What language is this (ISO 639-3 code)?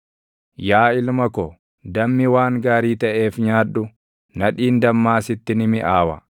orm